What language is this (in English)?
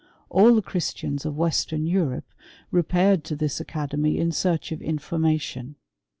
English